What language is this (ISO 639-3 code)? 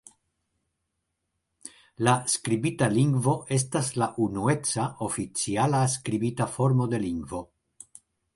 epo